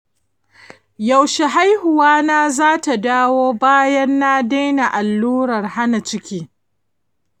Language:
Hausa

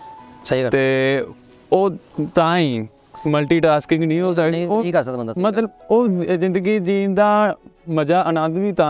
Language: Punjabi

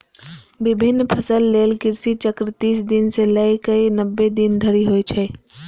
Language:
Maithili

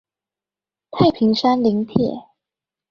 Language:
Chinese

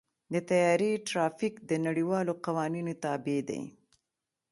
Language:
Pashto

